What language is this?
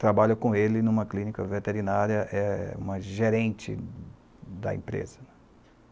Portuguese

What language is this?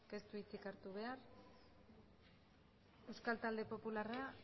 Basque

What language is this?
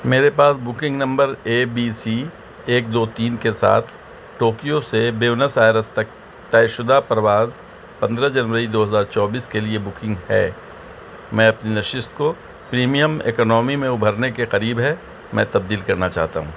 Urdu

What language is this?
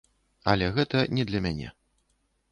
Belarusian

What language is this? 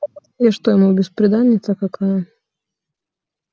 Russian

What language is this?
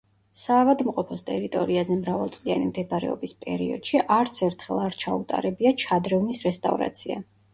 Georgian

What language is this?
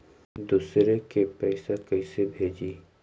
Magahi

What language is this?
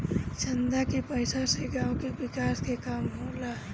Bhojpuri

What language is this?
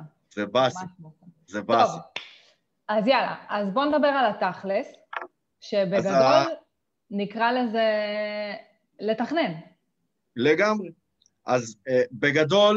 Hebrew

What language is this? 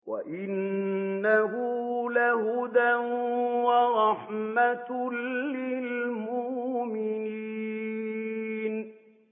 Arabic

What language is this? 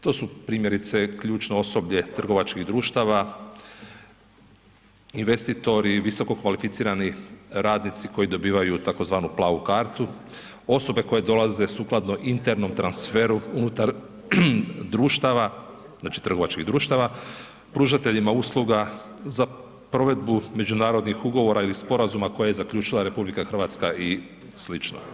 Croatian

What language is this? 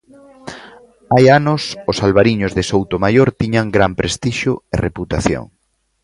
Galician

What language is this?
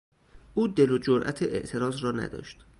Persian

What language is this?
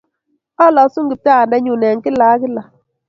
Kalenjin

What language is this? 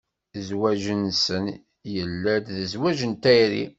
Kabyle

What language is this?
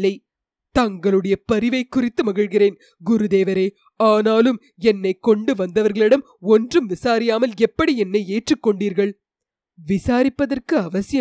Tamil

